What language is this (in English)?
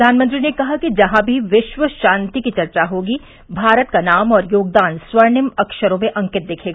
Hindi